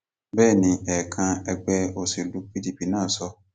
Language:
Yoruba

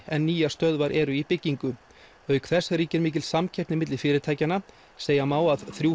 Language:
Icelandic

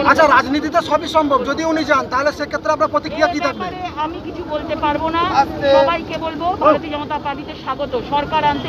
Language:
Turkish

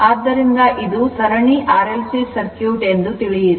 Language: Kannada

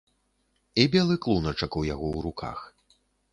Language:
Belarusian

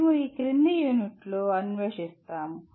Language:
Telugu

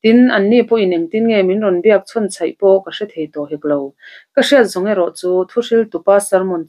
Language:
Arabic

